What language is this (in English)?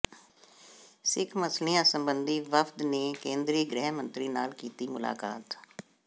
Punjabi